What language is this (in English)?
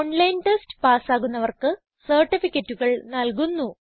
Malayalam